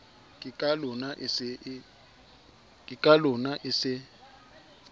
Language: Southern Sotho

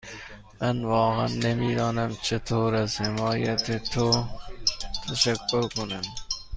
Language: Persian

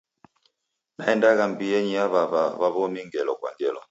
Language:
Taita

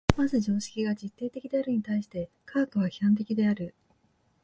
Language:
Japanese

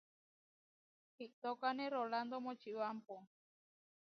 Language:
Huarijio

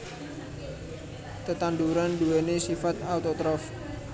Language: Javanese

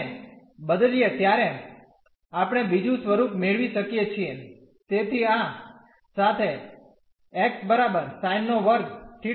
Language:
Gujarati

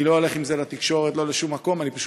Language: Hebrew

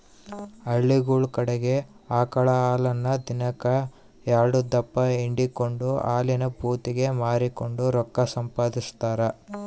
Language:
Kannada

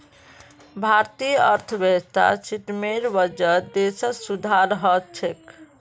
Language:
Magahi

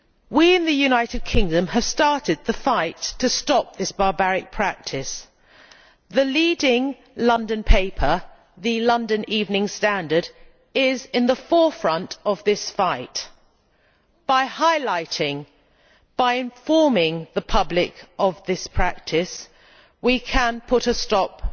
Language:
English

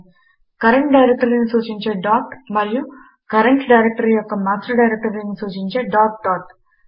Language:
Telugu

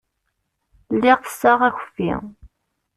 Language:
Kabyle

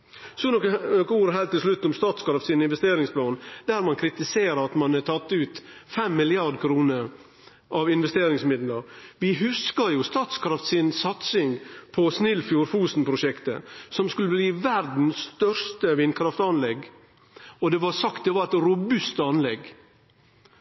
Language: Norwegian Nynorsk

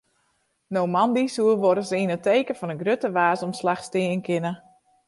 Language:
Western Frisian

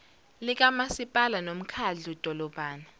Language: Zulu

